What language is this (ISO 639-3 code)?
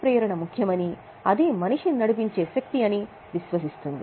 tel